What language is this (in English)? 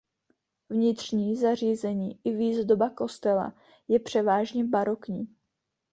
Czech